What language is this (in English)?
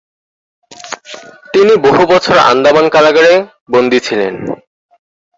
Bangla